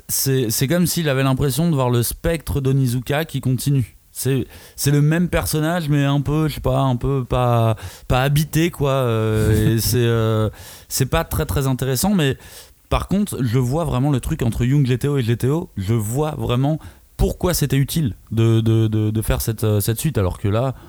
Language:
French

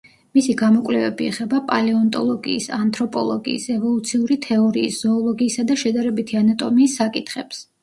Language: Georgian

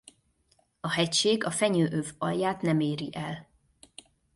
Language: Hungarian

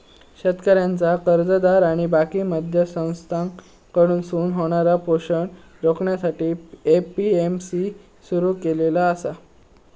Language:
Marathi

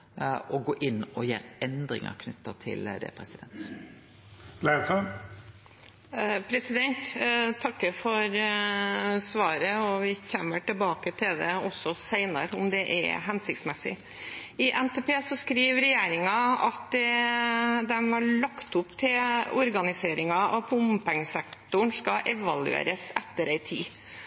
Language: Norwegian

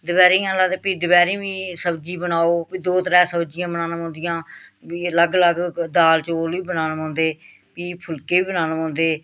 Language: Dogri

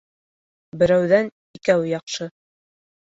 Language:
Bashkir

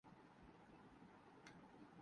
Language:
Urdu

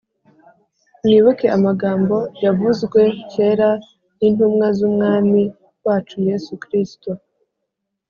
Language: Kinyarwanda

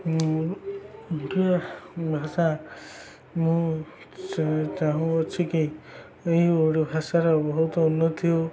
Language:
Odia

